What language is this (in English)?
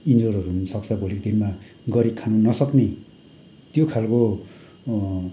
Nepali